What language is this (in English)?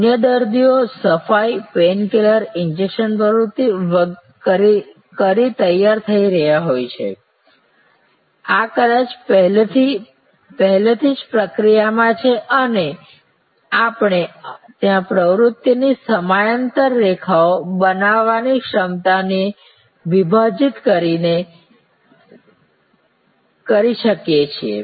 Gujarati